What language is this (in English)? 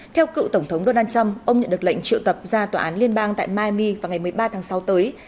Vietnamese